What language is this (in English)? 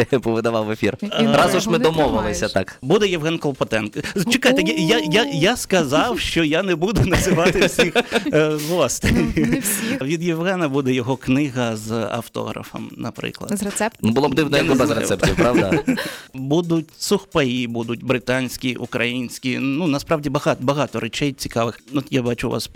Ukrainian